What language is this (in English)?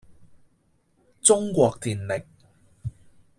Cantonese